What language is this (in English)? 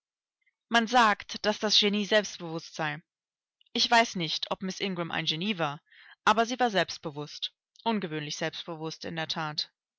German